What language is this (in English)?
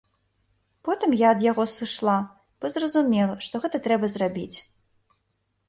Belarusian